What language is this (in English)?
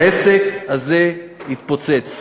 Hebrew